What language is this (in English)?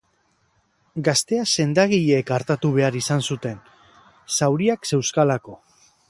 Basque